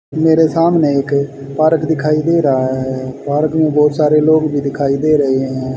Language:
Hindi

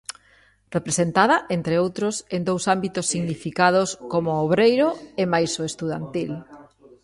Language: Galician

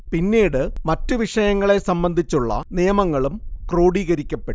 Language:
Malayalam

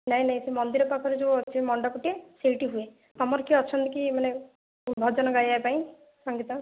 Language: Odia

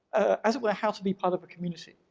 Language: English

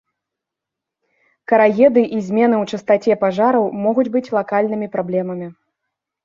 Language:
Belarusian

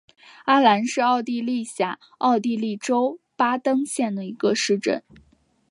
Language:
Chinese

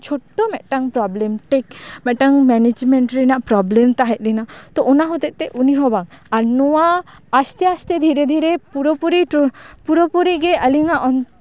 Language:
Santali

